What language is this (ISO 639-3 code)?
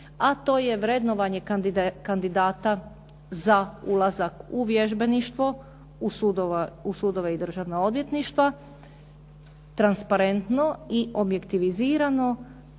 hrv